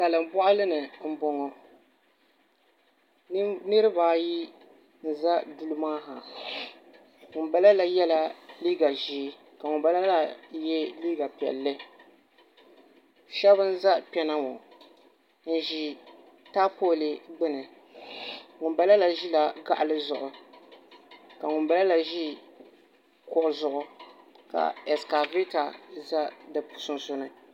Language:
Dagbani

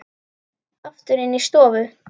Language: Icelandic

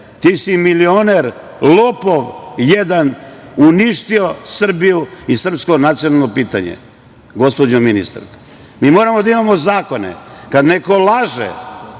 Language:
Serbian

